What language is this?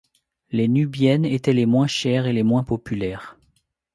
French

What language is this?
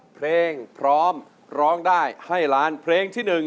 Thai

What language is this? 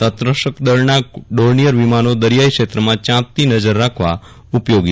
Gujarati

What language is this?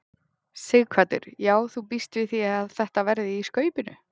Icelandic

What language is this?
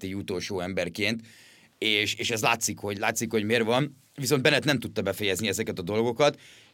Hungarian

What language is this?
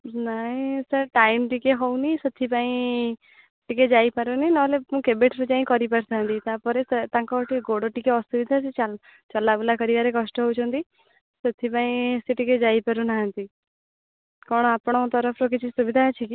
Odia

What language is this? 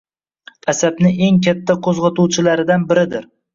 Uzbek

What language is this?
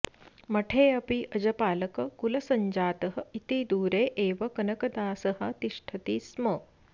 Sanskrit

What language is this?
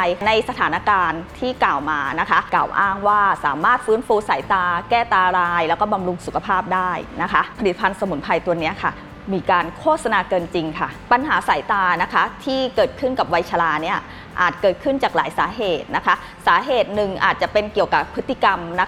Thai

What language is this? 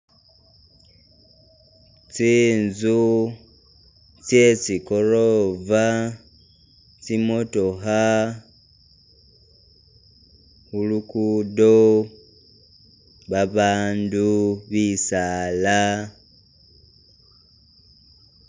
Masaaba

